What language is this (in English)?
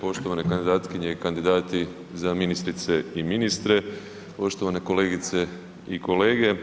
Croatian